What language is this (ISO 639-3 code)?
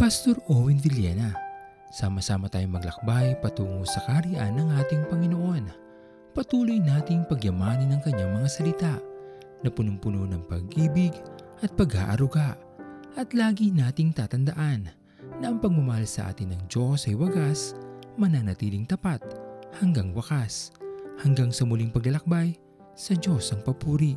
fil